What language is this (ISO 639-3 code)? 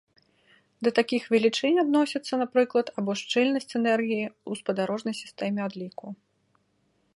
bel